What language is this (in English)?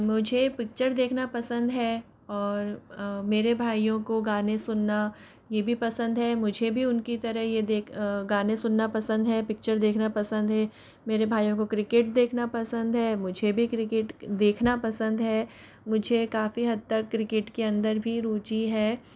Hindi